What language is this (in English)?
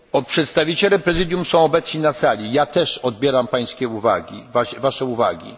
Polish